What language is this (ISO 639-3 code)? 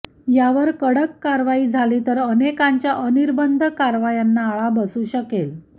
mar